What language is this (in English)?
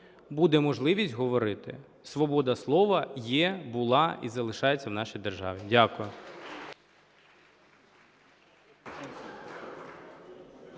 Ukrainian